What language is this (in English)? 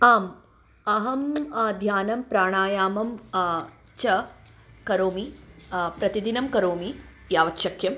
Sanskrit